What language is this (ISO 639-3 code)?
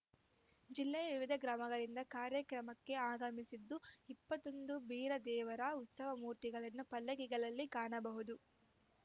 kan